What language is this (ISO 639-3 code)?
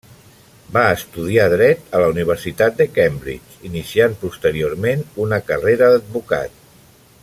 cat